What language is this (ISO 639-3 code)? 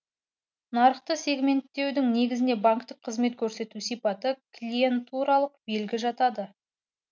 kaz